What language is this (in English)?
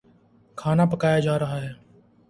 Urdu